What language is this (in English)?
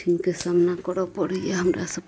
Maithili